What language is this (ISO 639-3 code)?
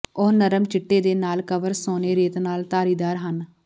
pan